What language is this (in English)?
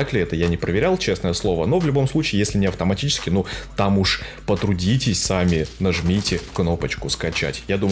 Russian